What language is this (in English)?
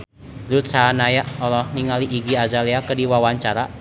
Sundanese